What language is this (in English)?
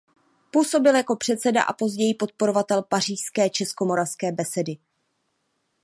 Czech